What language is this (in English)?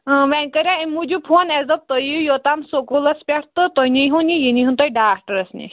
Kashmiri